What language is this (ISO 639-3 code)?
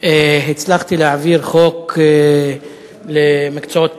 heb